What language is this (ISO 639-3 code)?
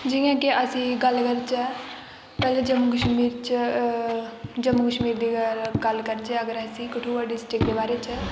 doi